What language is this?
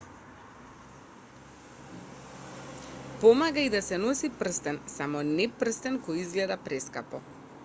Macedonian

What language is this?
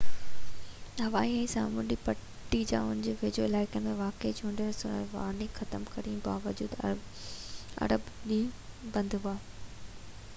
Sindhi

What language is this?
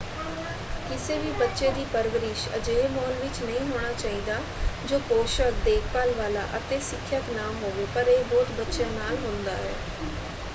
Punjabi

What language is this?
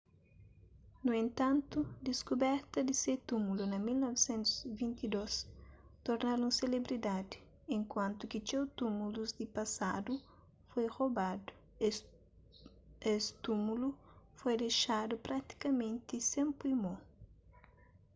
Kabuverdianu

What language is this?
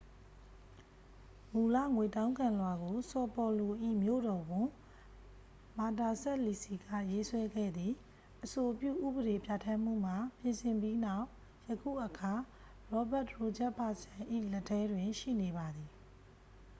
Burmese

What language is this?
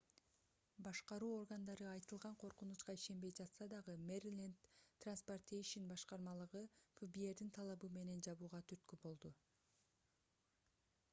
Kyrgyz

